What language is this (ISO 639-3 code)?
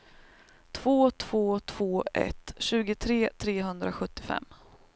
swe